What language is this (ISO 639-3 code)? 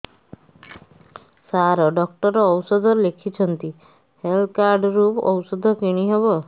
ori